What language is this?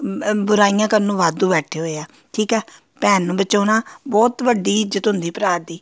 Punjabi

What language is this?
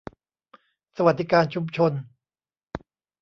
Thai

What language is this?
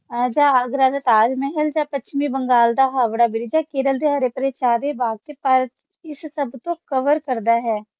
Punjabi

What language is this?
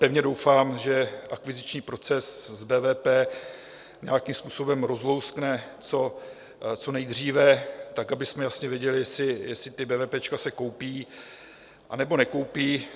Czech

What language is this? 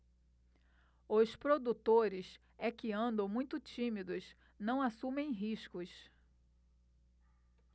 Portuguese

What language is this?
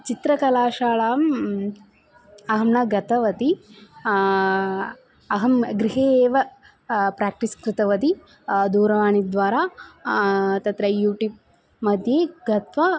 Sanskrit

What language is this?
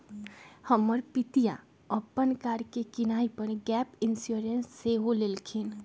Magahi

